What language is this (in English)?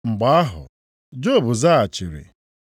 Igbo